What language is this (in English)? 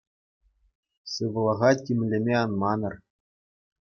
Chuvash